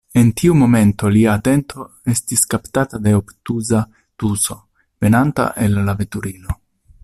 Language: Esperanto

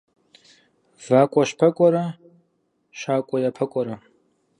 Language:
Kabardian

